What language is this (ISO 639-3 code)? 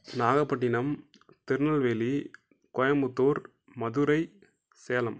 tam